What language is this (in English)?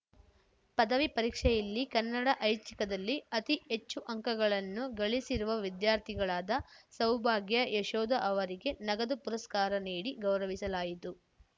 Kannada